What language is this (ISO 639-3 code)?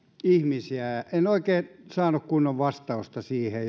fin